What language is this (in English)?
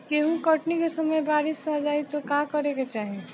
Bhojpuri